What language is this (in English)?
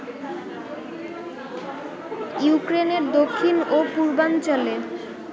Bangla